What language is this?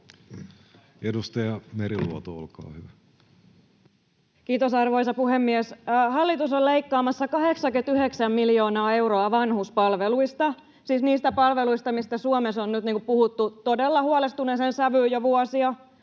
Finnish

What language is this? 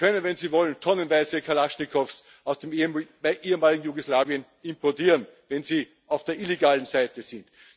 German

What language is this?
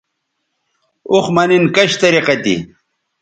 Bateri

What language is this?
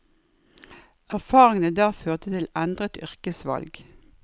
Norwegian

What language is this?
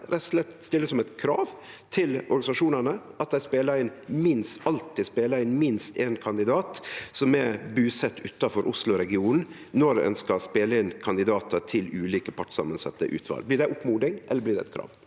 Norwegian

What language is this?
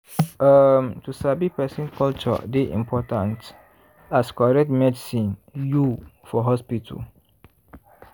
Nigerian Pidgin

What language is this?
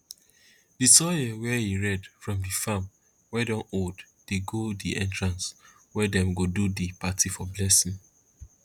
Nigerian Pidgin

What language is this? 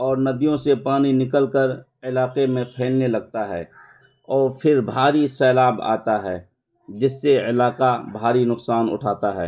Urdu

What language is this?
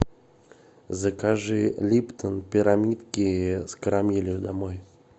Russian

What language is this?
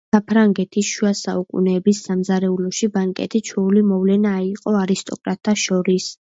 Georgian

